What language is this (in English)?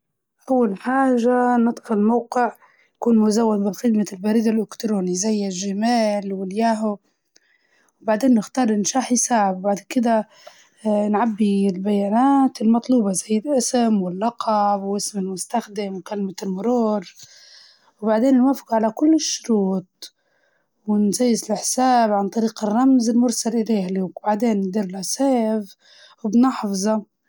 Libyan Arabic